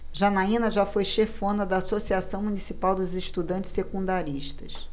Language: Portuguese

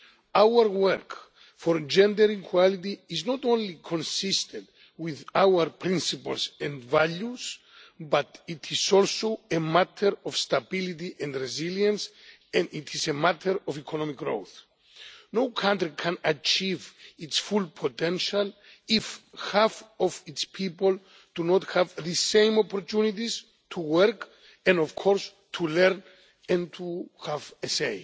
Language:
English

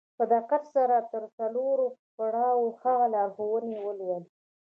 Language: Pashto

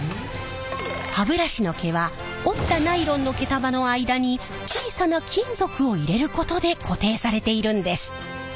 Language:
Japanese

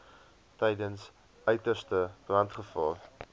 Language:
Afrikaans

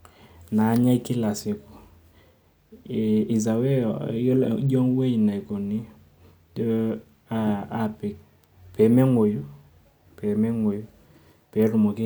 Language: Masai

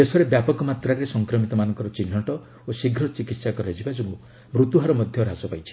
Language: Odia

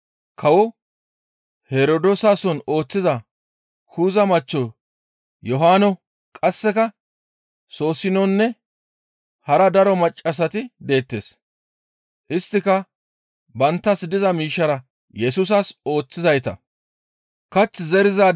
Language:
Gamo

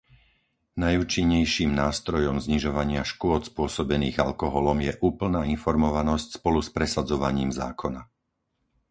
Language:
Slovak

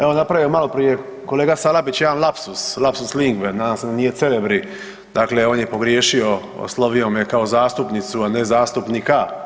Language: Croatian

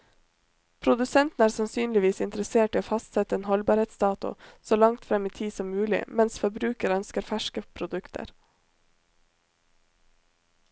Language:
Norwegian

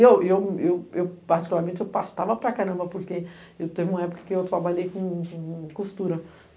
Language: Portuguese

